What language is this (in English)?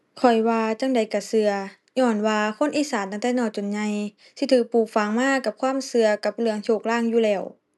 Thai